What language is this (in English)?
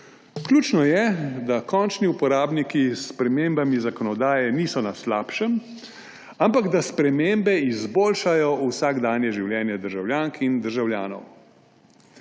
Slovenian